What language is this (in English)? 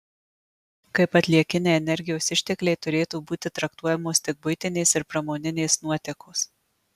Lithuanian